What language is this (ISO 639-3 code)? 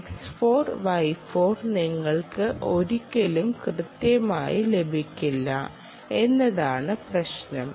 mal